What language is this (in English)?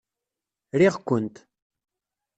Kabyle